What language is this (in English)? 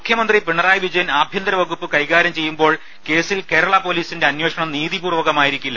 Malayalam